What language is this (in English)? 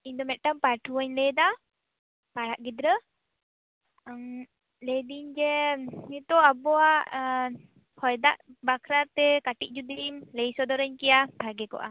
Santali